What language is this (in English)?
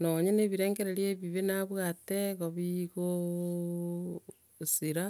Gusii